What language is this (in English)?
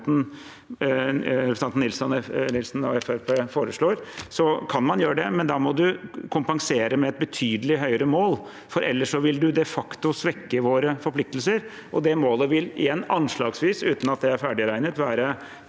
Norwegian